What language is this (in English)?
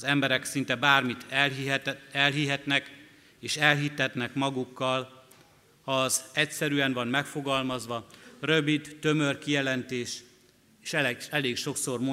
Hungarian